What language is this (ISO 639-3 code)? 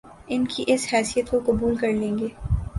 urd